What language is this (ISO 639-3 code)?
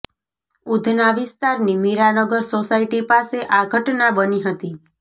guj